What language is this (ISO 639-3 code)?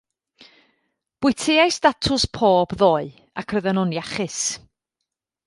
cym